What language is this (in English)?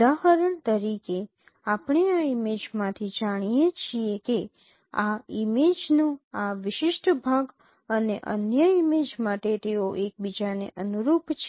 Gujarati